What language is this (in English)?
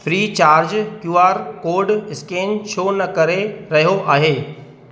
Sindhi